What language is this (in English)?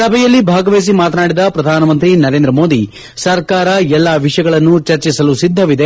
Kannada